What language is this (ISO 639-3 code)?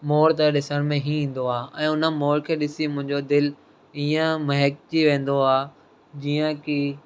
snd